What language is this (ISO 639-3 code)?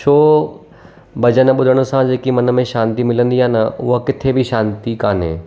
snd